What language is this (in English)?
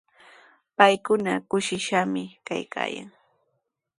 Sihuas Ancash Quechua